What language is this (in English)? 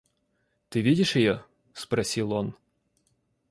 Russian